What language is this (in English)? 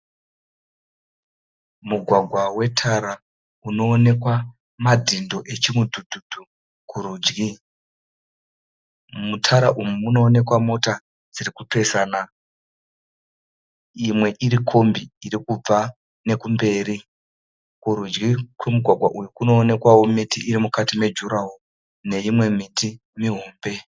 Shona